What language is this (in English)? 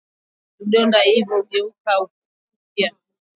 Swahili